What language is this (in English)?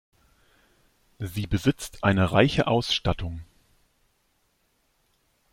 German